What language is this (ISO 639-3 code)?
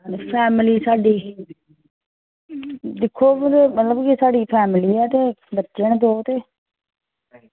doi